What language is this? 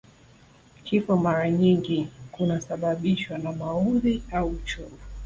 Swahili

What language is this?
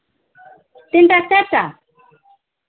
Maithili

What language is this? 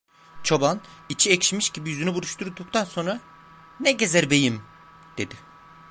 Turkish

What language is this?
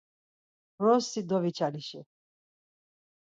Laz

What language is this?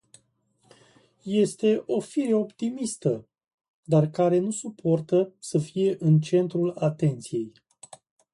Romanian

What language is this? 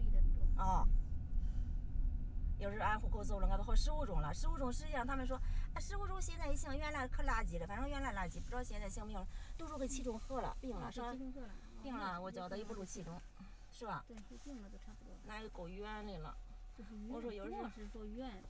Chinese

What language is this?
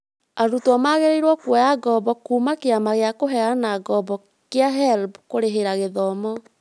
Kikuyu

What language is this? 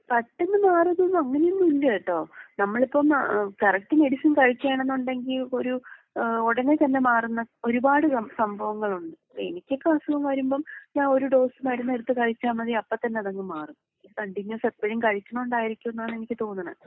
Malayalam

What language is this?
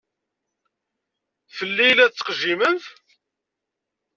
Kabyle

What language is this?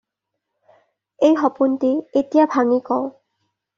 Assamese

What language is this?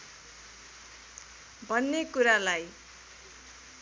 Nepali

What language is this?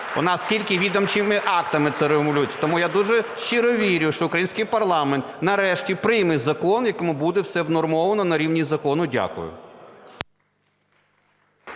Ukrainian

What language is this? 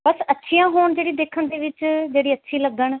Punjabi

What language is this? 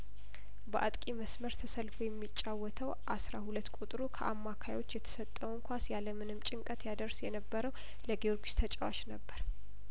Amharic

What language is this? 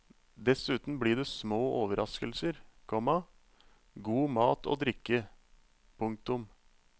Norwegian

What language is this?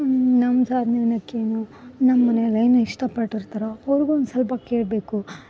Kannada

